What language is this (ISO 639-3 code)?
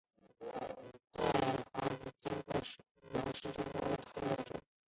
zho